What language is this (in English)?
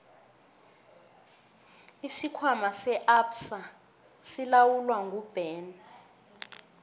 South Ndebele